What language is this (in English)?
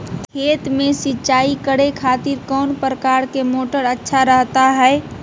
Magahi